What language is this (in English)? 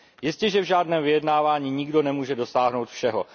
Czech